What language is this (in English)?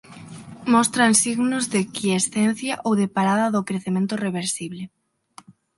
Galician